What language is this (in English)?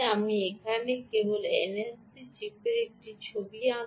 Bangla